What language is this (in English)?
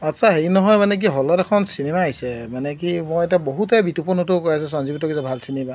Assamese